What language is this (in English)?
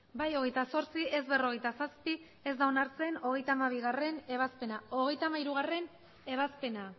Basque